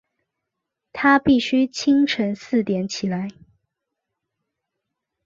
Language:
Chinese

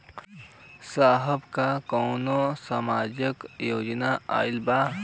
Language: Bhojpuri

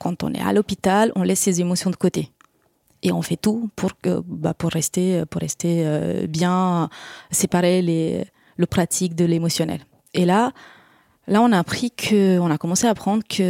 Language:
French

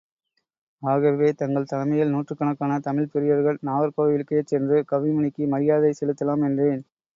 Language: Tamil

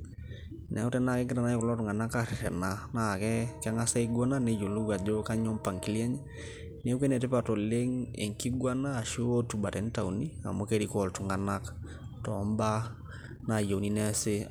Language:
Masai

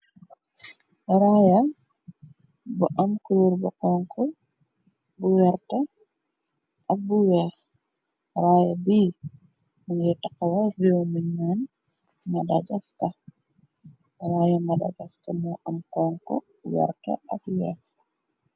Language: Wolof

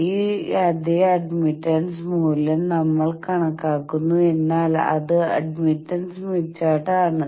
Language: Malayalam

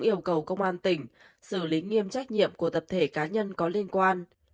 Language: Vietnamese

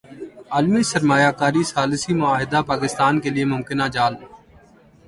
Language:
Urdu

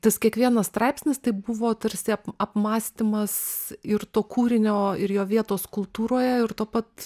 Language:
Lithuanian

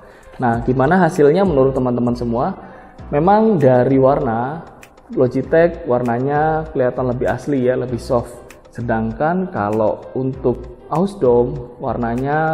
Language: Indonesian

